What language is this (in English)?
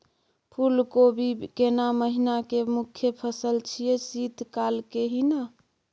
Maithili